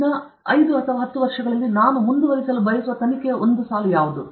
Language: Kannada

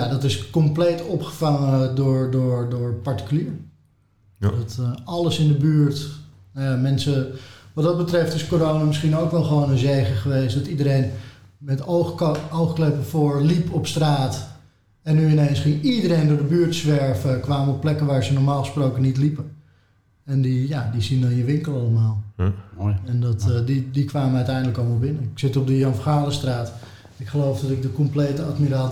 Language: Dutch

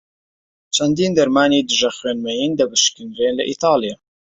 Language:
Central Kurdish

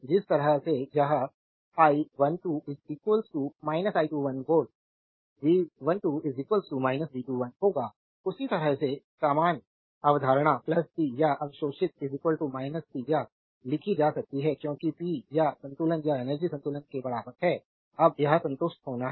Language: Hindi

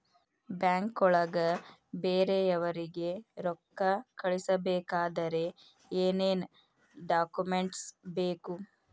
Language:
Kannada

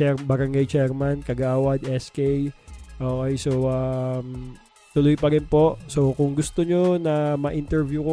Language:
Filipino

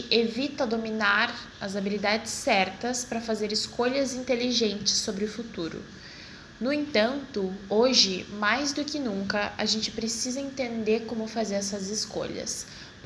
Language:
Portuguese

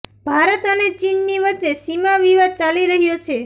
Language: Gujarati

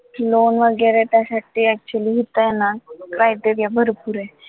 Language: Marathi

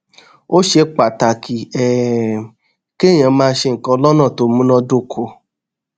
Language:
Yoruba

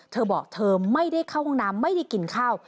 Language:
Thai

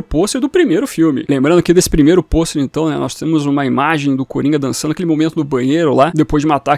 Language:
Portuguese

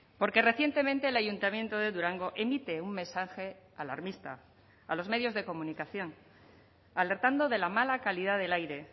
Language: Spanish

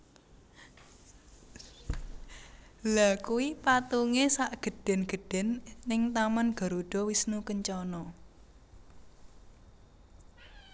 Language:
Javanese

